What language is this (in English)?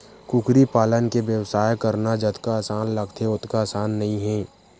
Chhattisgarhi